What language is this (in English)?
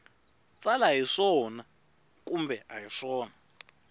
Tsonga